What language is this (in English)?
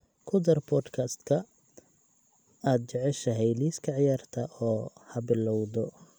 Somali